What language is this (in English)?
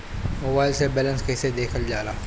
Bhojpuri